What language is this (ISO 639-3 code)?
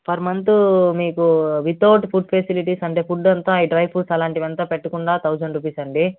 tel